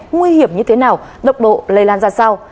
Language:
Vietnamese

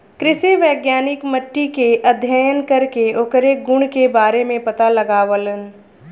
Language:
Bhojpuri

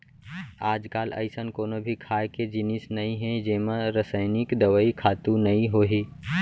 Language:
Chhattisgarhi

